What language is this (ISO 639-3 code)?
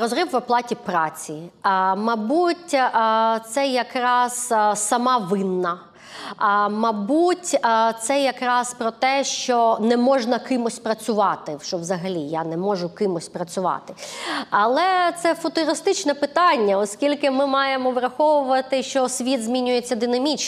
ukr